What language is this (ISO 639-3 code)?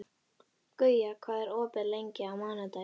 isl